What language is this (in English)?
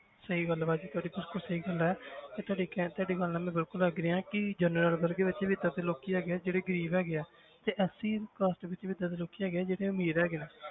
Punjabi